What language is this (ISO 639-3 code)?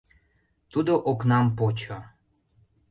chm